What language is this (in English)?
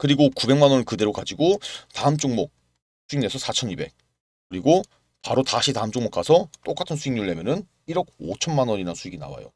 Korean